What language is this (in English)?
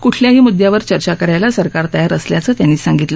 Marathi